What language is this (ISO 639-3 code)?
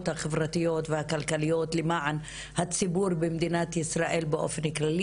heb